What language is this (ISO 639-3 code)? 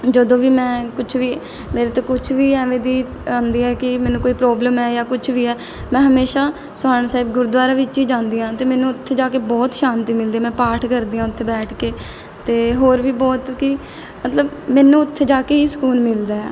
pan